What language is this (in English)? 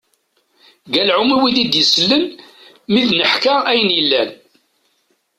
Kabyle